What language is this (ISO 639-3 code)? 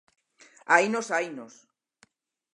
glg